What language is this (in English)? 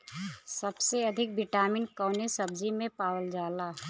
Bhojpuri